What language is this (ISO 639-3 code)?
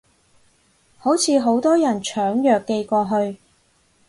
yue